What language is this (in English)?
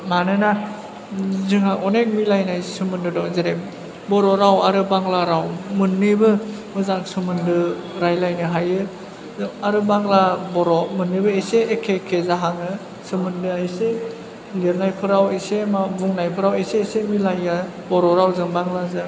Bodo